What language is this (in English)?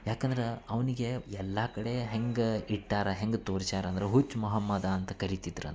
Kannada